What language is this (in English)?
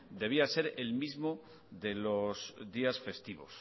Spanish